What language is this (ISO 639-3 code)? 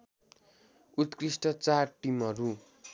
nep